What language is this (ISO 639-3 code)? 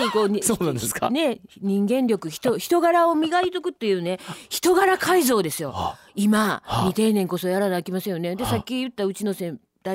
jpn